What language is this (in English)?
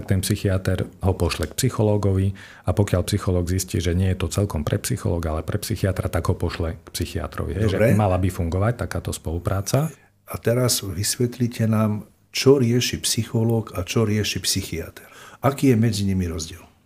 Slovak